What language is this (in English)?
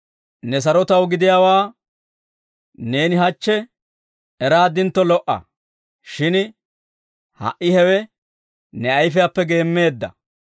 Dawro